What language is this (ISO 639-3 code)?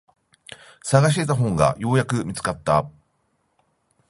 jpn